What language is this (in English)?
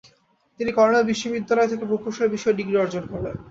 Bangla